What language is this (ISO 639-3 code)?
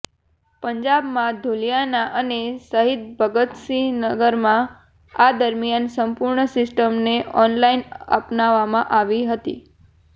guj